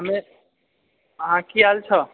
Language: Maithili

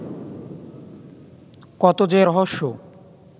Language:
Bangla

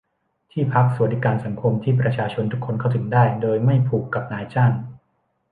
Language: Thai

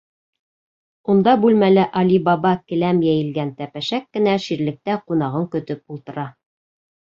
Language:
Bashkir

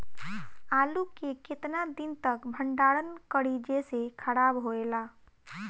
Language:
Bhojpuri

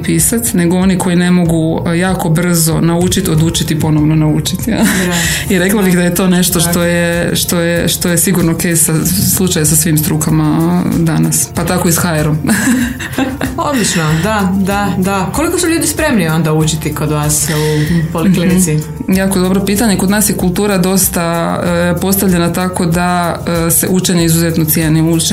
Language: Croatian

